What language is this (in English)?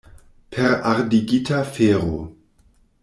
Esperanto